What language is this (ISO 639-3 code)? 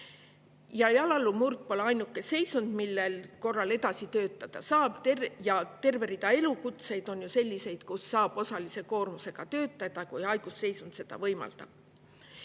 est